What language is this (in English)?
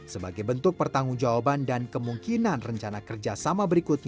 Indonesian